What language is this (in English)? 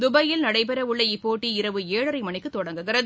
Tamil